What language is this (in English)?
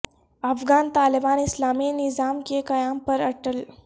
Urdu